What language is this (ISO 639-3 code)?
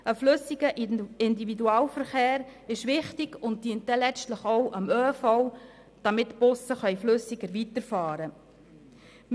gsw